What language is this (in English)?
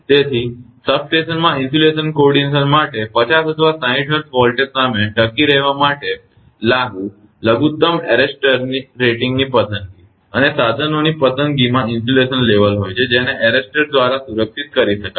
Gujarati